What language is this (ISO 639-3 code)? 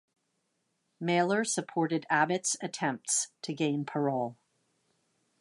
eng